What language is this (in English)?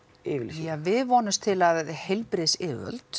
Icelandic